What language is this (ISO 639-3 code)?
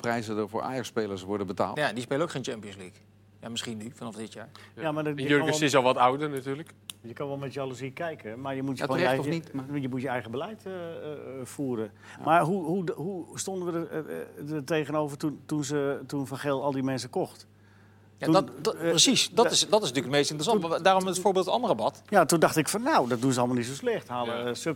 nld